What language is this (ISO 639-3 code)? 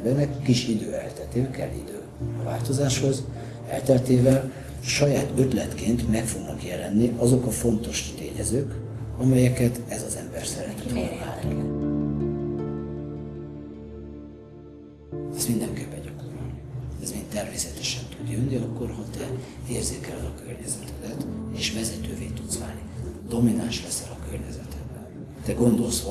hun